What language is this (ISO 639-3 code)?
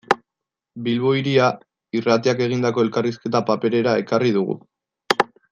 eus